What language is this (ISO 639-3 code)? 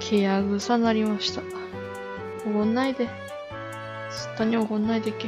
jpn